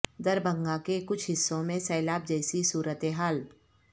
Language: Urdu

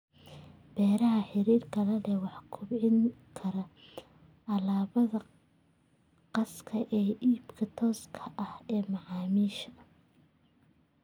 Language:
Somali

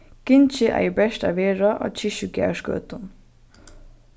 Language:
Faroese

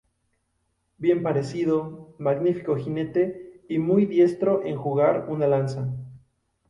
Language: Spanish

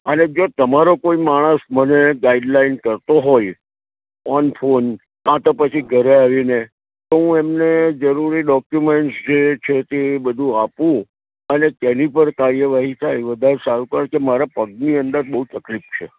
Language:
Gujarati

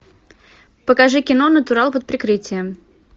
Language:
Russian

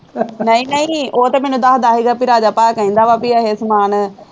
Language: Punjabi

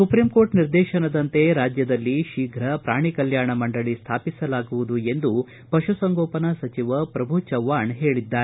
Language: Kannada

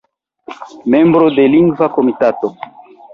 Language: Esperanto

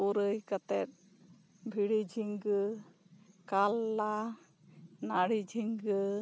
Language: Santali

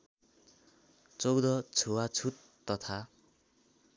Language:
Nepali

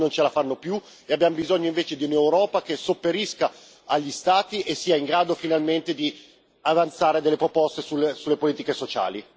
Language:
Italian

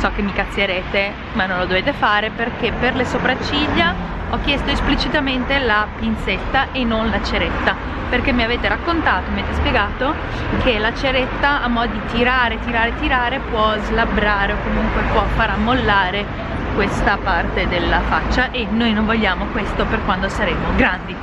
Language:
Italian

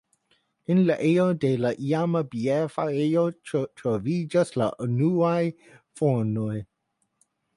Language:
Esperanto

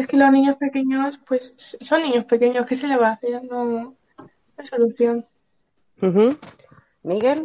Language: Spanish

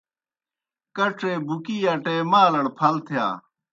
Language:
Kohistani Shina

